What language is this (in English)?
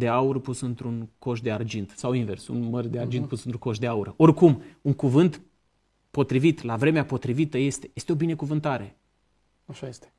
Romanian